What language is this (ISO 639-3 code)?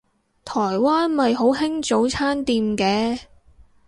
yue